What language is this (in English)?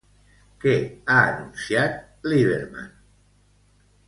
Catalan